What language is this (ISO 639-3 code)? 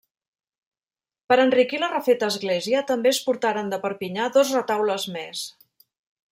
cat